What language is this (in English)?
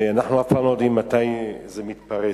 Hebrew